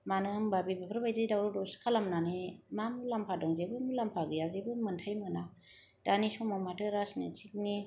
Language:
Bodo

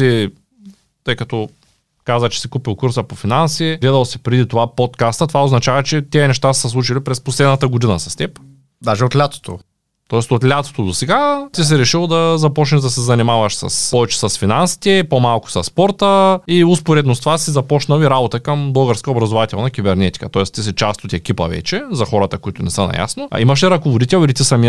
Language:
Bulgarian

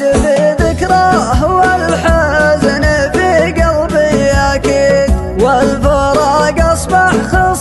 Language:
Thai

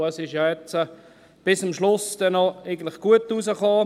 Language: Swiss German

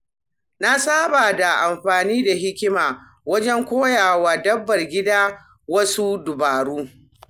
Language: Hausa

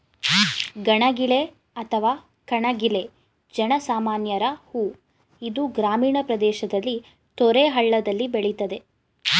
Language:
Kannada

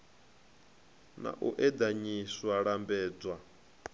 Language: Venda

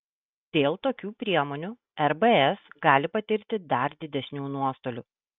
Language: Lithuanian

